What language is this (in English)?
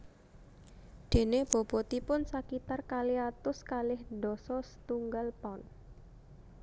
Javanese